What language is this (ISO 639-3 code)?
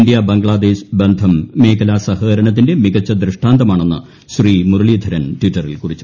mal